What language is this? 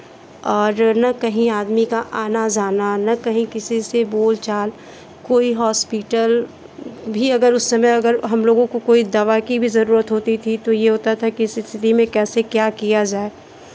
Hindi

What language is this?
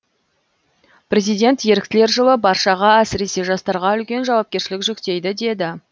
Kazakh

